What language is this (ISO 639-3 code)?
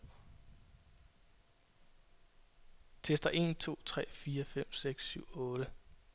dan